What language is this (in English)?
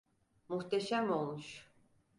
Turkish